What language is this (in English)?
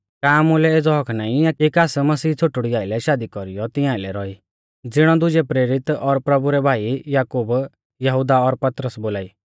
Mahasu Pahari